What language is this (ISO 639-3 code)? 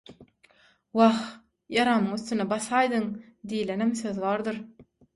tuk